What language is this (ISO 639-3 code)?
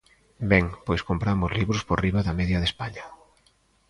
glg